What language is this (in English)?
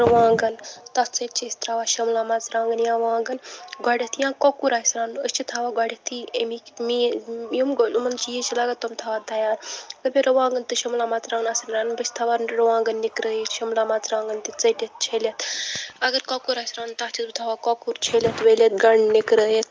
Kashmiri